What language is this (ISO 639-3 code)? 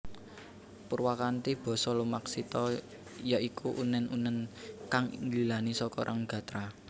jav